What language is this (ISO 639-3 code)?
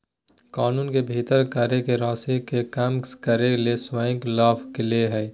mag